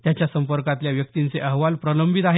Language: Marathi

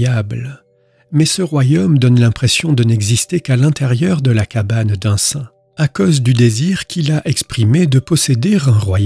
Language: French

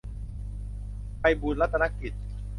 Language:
Thai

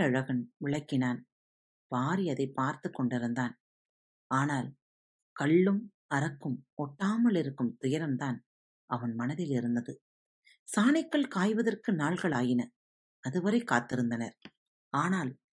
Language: Tamil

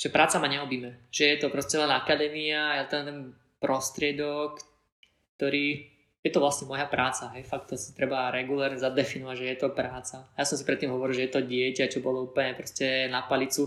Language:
Slovak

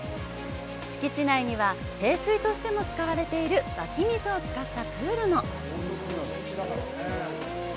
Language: Japanese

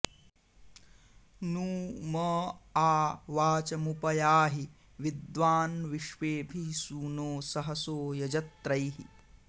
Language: Sanskrit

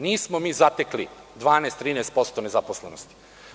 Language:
Serbian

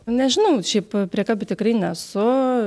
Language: Lithuanian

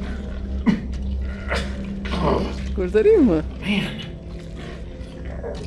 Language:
Turkish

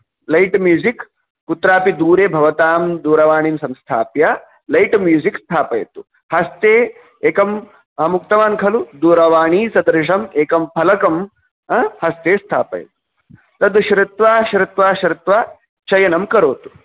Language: Sanskrit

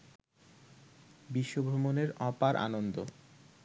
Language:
Bangla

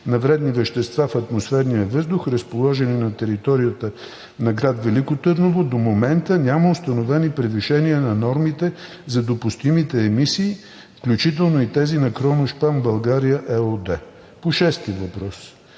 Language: Bulgarian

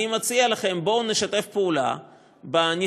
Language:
Hebrew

